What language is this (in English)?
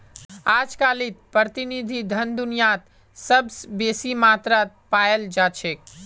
Magahi